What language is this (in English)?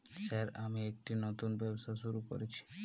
Bangla